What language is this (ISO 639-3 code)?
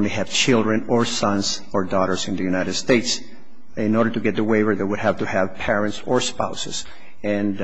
eng